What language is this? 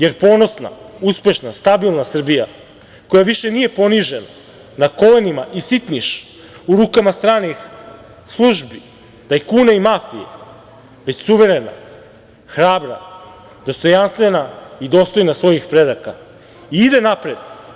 Serbian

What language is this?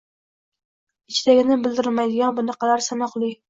Uzbek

